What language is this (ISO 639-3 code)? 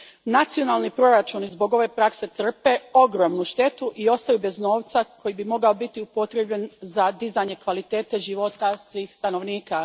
hrv